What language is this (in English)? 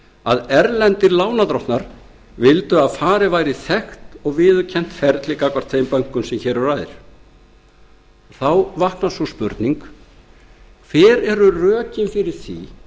Icelandic